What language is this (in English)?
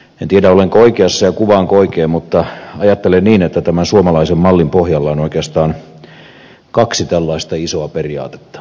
Finnish